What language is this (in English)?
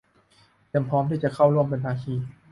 Thai